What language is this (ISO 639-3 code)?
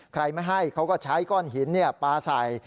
tha